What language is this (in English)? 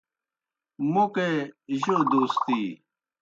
Kohistani Shina